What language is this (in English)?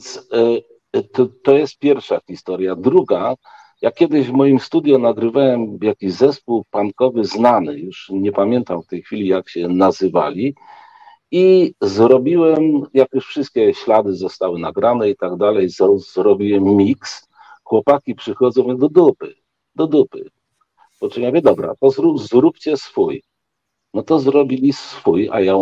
Polish